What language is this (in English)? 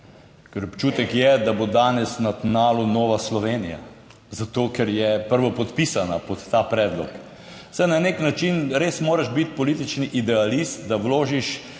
Slovenian